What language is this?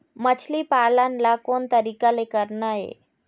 Chhattisgarhi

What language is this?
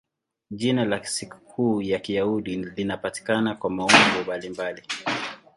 Swahili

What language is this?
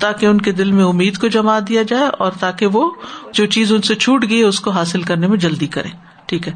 Urdu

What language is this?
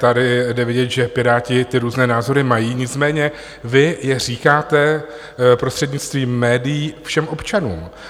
Czech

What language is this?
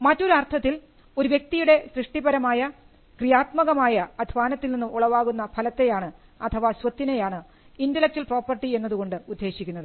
Malayalam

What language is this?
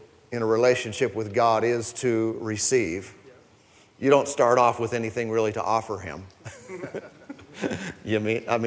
English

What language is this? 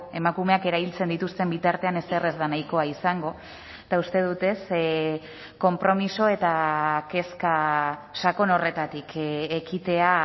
Basque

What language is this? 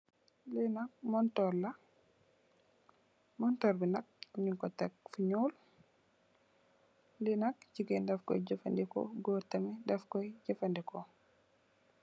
Wolof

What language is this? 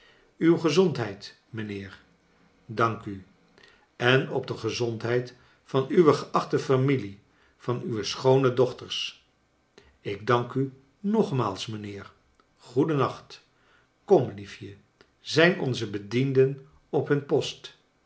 Dutch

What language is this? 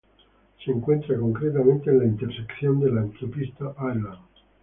Spanish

